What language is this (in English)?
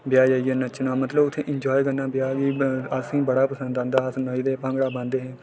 Dogri